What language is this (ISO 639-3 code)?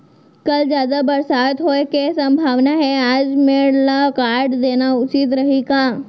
hne